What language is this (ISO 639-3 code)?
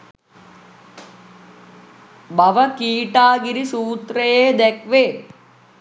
sin